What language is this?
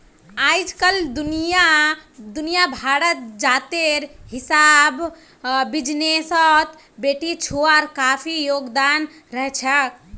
Magahi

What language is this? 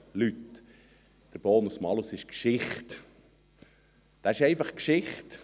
Swiss German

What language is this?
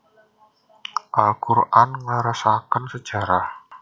Javanese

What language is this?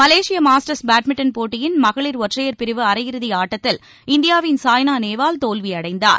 Tamil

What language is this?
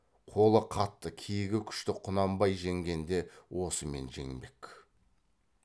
Kazakh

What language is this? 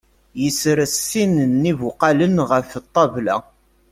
Kabyle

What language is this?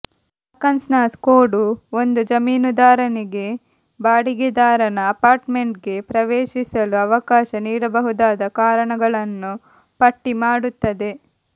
Kannada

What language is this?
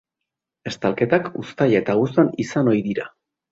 Basque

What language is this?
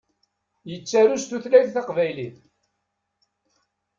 Kabyle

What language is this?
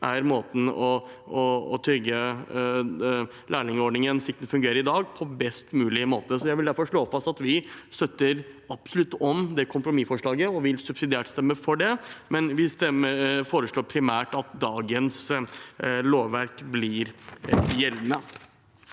Norwegian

